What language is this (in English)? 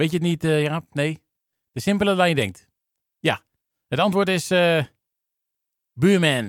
Dutch